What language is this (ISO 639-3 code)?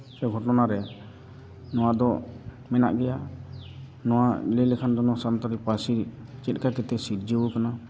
sat